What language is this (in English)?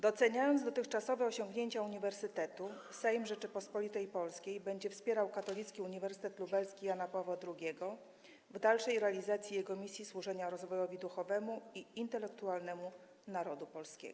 Polish